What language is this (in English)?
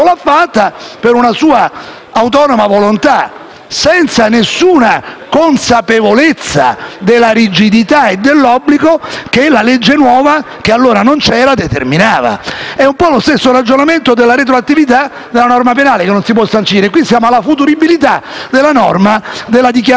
Italian